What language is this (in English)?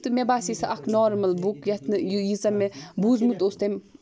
Kashmiri